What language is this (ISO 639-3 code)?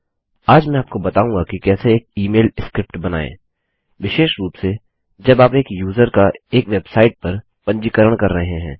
hin